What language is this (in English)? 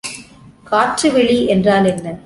Tamil